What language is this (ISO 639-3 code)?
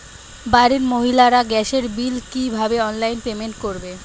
ben